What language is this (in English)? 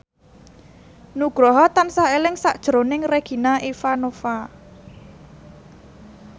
Javanese